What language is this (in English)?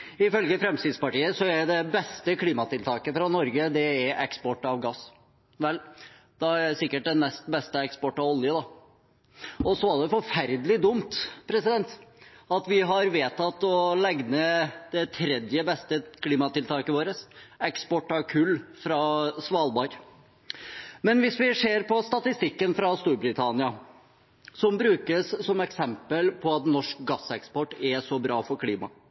Norwegian Bokmål